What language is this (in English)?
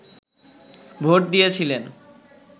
Bangla